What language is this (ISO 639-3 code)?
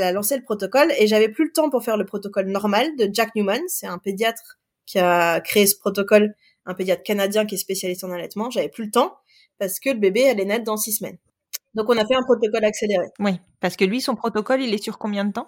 fra